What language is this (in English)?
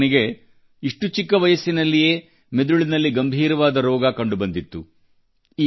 Kannada